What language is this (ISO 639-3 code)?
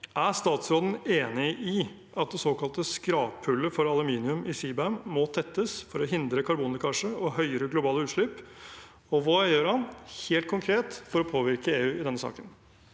nor